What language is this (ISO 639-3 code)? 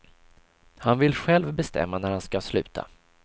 swe